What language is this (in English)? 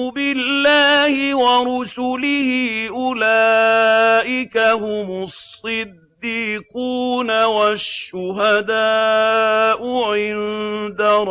Arabic